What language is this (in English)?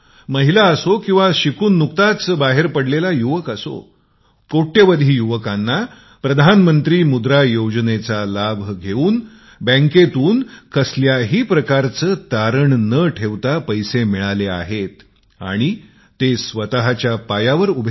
Marathi